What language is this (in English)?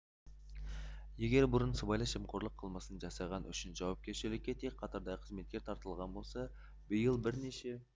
Kazakh